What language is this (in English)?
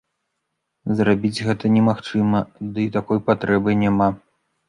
Belarusian